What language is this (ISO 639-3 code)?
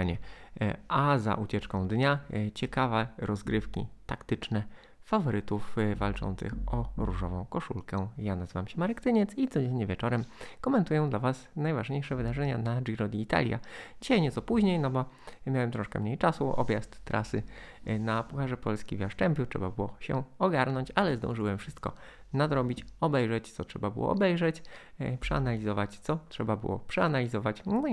pol